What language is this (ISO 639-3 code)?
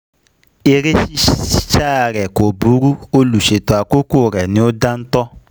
yor